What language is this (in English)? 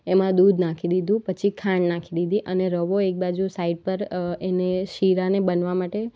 Gujarati